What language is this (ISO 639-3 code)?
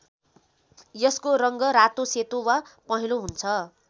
nep